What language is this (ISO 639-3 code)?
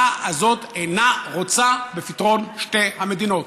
heb